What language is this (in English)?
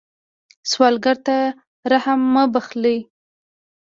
Pashto